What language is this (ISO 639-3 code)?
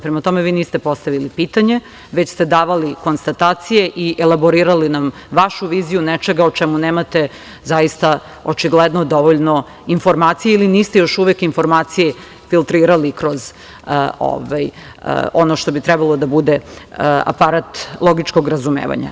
srp